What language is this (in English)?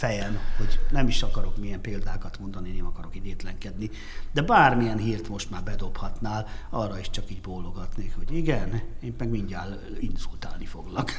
Hungarian